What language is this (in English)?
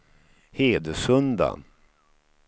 Swedish